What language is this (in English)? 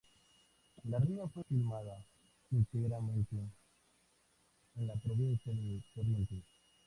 Spanish